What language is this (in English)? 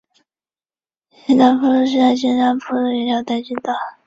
Chinese